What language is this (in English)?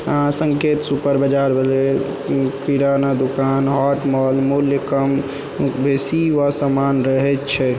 Maithili